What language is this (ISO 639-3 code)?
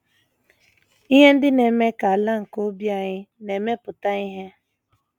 ibo